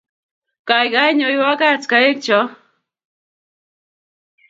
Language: Kalenjin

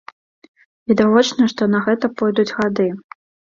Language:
Belarusian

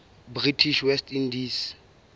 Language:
Southern Sotho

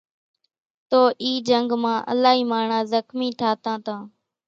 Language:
Kachi Koli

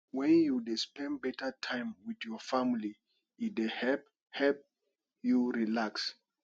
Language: Nigerian Pidgin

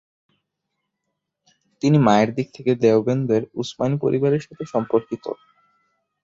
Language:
Bangla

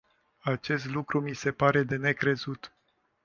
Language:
Romanian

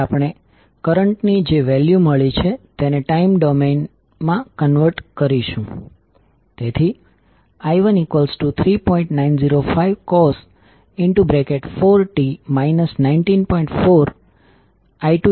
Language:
Gujarati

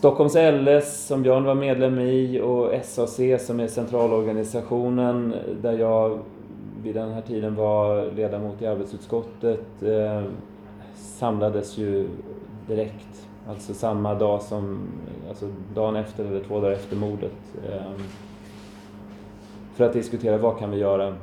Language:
Swedish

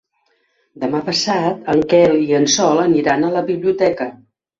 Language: Catalan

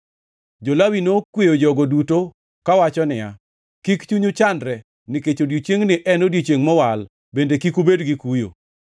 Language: Luo (Kenya and Tanzania)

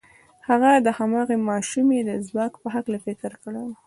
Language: Pashto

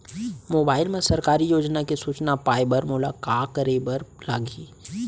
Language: Chhattisgarhi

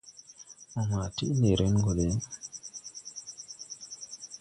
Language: Tupuri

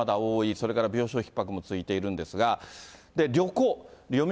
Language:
Japanese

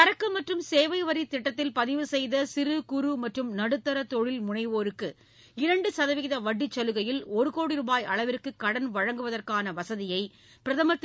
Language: Tamil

